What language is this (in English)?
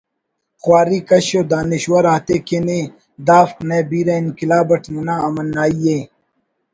Brahui